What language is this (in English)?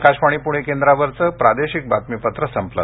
Marathi